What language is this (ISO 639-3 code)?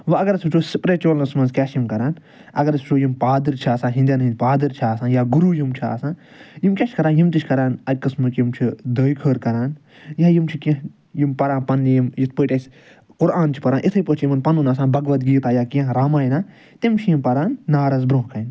kas